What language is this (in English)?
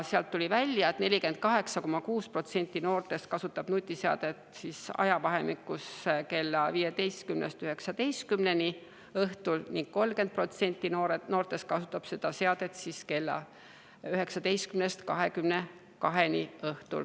Estonian